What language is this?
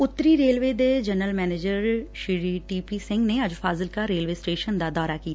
Punjabi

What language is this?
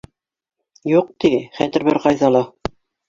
Bashkir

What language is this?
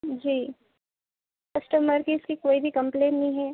Urdu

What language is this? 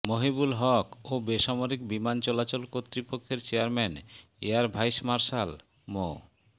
Bangla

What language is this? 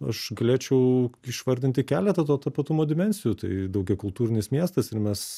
Lithuanian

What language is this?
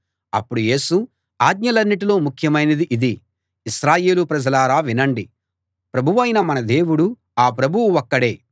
Telugu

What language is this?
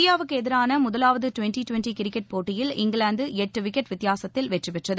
Tamil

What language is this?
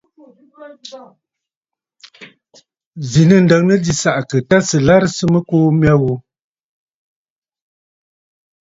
Bafut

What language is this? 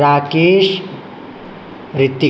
Sanskrit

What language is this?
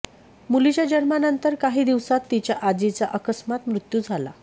Marathi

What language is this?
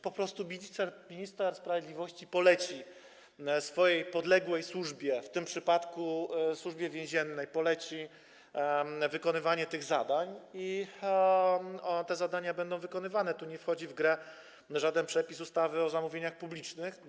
Polish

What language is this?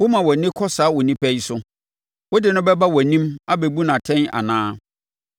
Akan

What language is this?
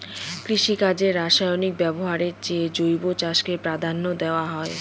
Bangla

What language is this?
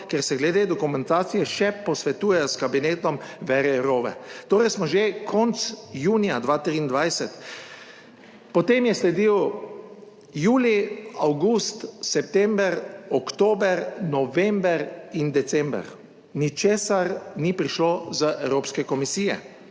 Slovenian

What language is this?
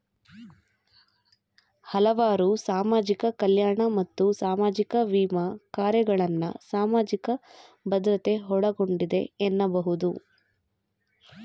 Kannada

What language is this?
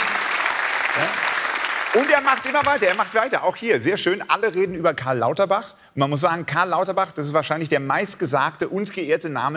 German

